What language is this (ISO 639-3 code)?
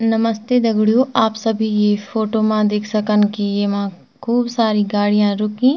gbm